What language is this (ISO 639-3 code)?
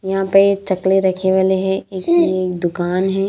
hin